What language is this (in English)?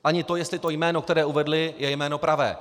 Czech